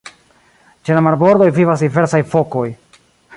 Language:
Esperanto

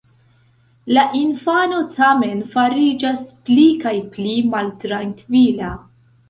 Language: Esperanto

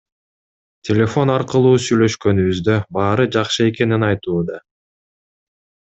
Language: Kyrgyz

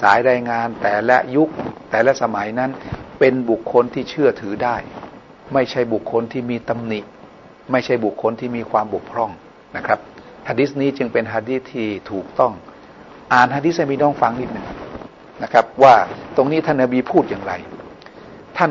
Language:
Thai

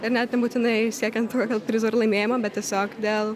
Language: Lithuanian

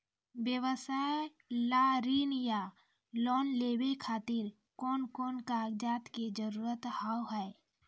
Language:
Maithili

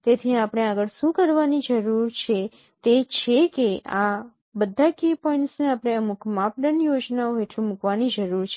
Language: Gujarati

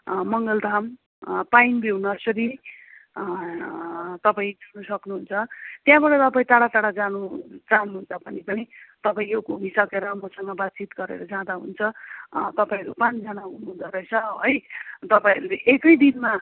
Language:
Nepali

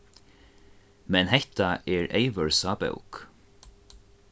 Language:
Faroese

